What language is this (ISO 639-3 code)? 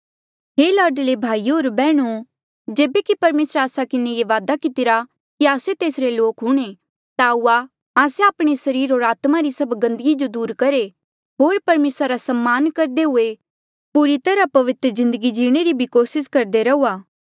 mjl